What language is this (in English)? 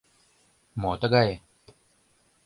Mari